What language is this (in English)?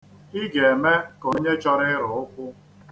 Igbo